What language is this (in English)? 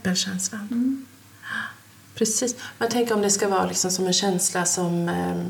Swedish